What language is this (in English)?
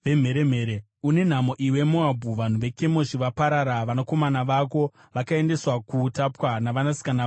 Shona